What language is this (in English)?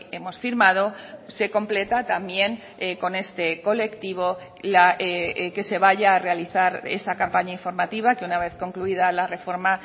Spanish